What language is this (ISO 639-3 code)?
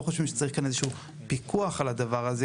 heb